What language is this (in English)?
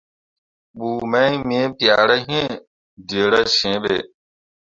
Mundang